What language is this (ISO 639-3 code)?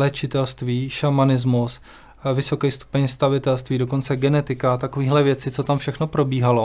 ces